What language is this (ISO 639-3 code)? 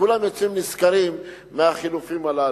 heb